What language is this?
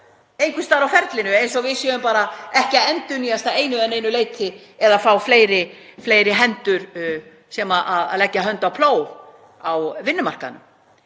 Icelandic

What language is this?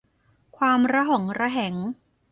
Thai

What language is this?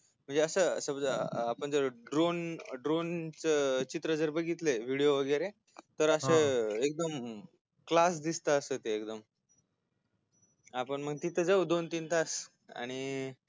Marathi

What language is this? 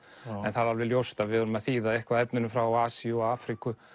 Icelandic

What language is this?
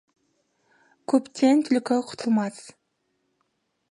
Kazakh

